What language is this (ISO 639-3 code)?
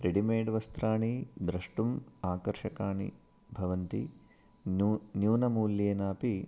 san